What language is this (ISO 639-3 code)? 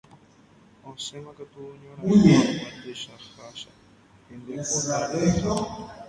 grn